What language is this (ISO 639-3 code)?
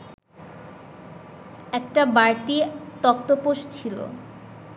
ben